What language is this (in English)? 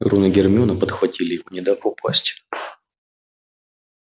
Russian